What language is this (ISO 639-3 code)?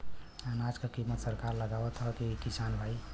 bho